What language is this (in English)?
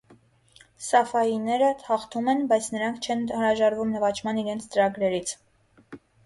Armenian